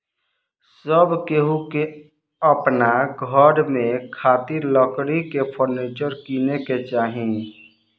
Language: Bhojpuri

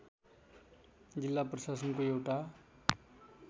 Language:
Nepali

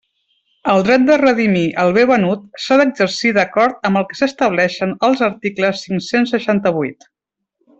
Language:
Catalan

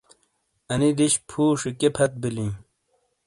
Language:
Shina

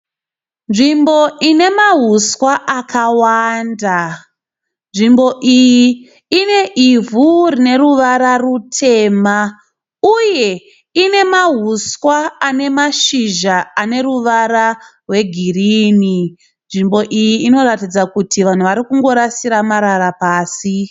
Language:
Shona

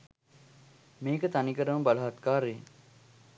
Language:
Sinhala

